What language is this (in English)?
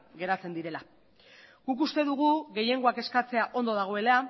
Basque